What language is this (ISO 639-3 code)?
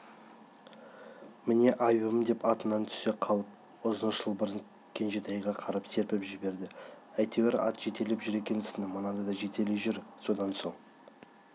kaz